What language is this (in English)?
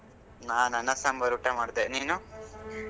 Kannada